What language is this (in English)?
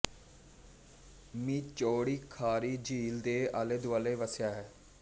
Punjabi